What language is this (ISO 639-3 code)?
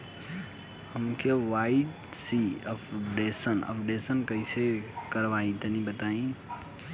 bho